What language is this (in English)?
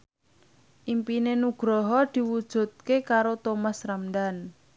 Javanese